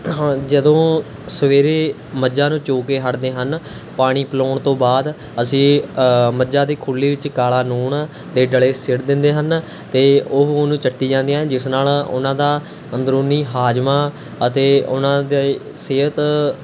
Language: Punjabi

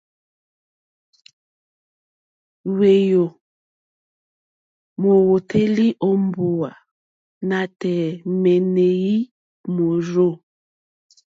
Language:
Mokpwe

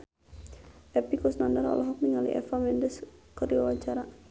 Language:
Sundanese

